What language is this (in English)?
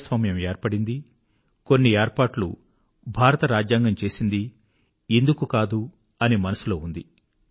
Telugu